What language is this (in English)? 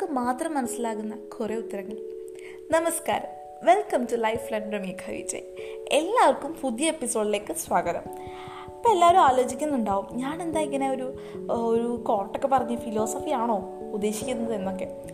Malayalam